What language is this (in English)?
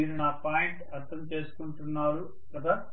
Telugu